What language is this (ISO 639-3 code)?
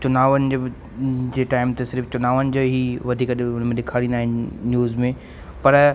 snd